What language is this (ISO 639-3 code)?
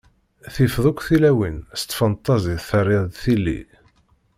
kab